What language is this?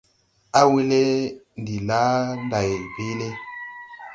Tupuri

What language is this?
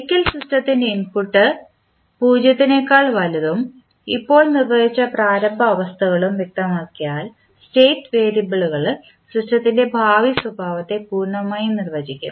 Malayalam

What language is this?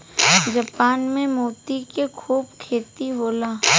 Bhojpuri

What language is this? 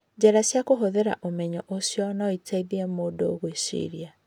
Kikuyu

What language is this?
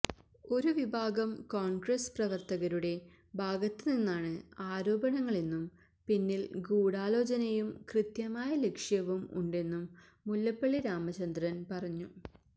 Malayalam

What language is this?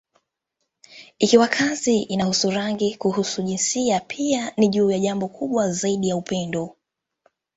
Swahili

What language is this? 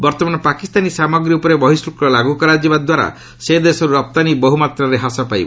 Odia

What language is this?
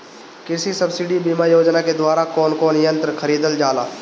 Bhojpuri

